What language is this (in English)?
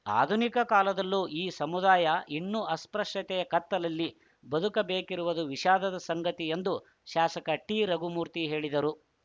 Kannada